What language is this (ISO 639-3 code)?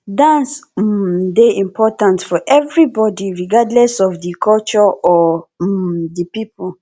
pcm